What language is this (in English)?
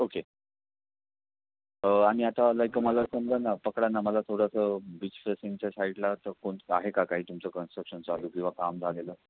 Marathi